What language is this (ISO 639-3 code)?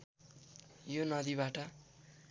nep